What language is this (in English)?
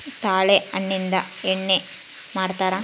Kannada